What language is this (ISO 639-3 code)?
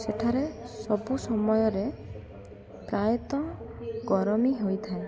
ori